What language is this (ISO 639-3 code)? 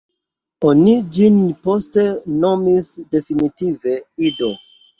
epo